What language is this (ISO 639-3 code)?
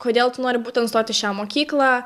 lit